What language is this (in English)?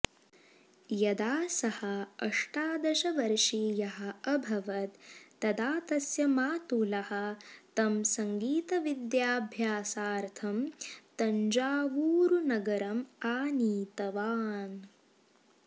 Sanskrit